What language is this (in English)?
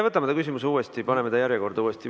Estonian